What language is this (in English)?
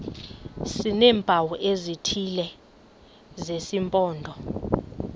Xhosa